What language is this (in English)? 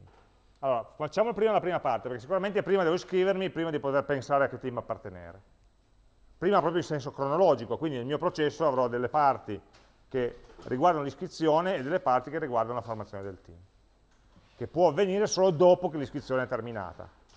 Italian